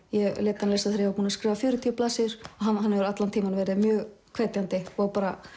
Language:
Icelandic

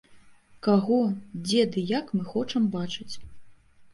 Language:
Belarusian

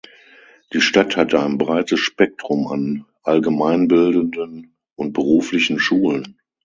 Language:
German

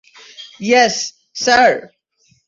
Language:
Bangla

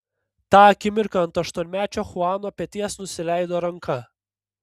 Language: Lithuanian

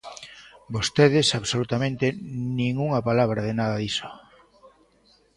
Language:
Galician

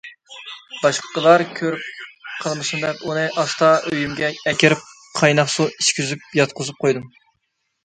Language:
Uyghur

